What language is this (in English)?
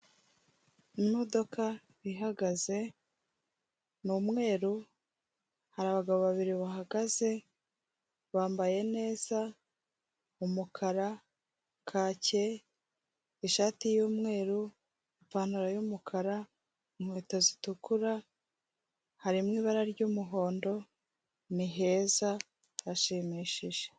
Kinyarwanda